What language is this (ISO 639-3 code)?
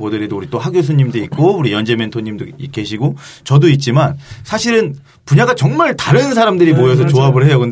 kor